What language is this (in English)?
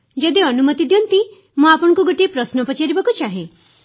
Odia